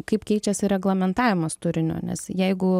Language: Lithuanian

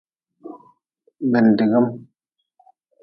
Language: Nawdm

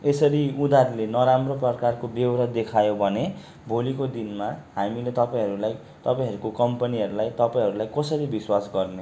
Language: Nepali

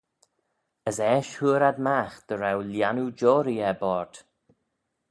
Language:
Manx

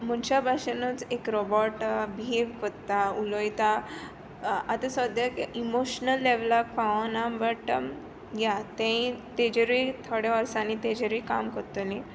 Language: Konkani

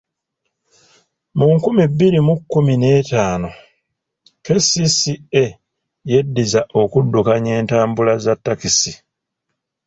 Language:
Ganda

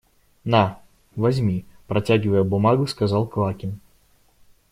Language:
Russian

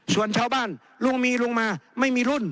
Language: Thai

